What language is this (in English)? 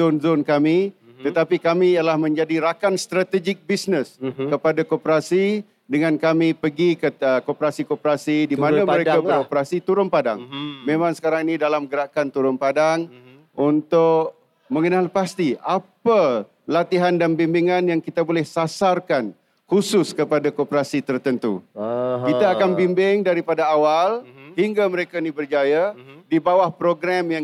Malay